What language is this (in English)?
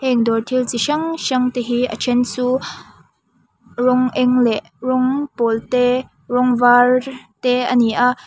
Mizo